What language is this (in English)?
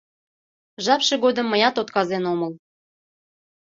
Mari